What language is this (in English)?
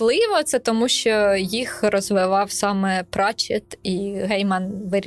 Ukrainian